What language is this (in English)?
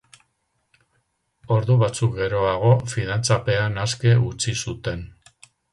Basque